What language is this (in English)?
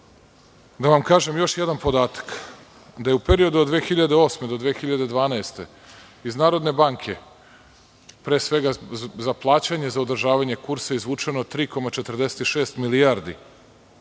Serbian